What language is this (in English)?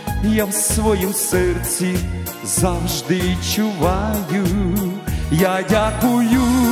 Ukrainian